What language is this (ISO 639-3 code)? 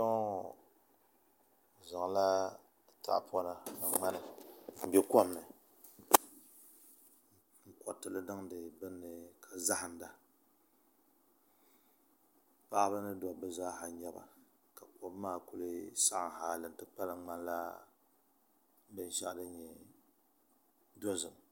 dag